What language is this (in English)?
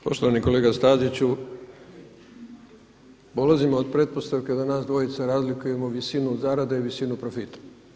Croatian